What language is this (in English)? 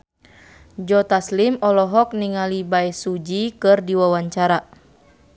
Sundanese